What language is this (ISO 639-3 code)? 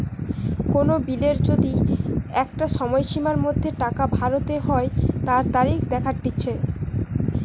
ben